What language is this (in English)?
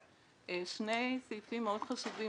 Hebrew